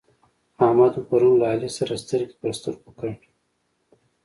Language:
Pashto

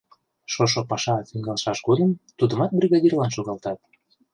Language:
Mari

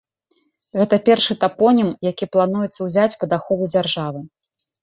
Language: Belarusian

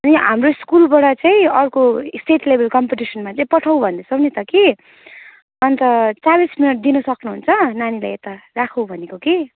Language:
Nepali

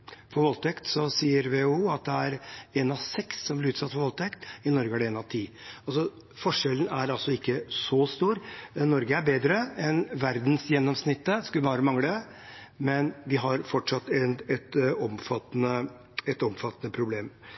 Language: Norwegian Bokmål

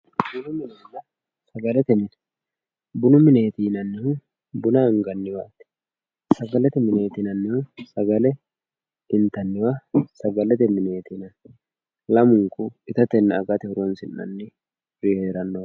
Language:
Sidamo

